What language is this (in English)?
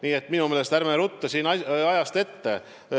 Estonian